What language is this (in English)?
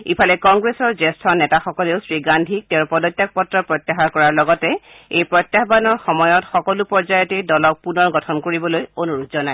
Assamese